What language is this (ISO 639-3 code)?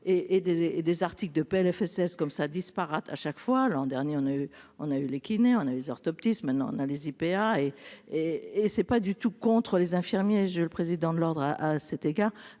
fra